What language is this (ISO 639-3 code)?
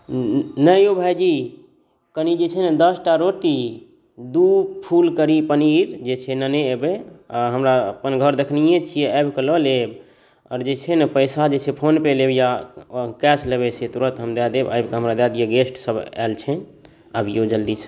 mai